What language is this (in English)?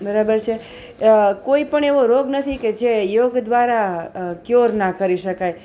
Gujarati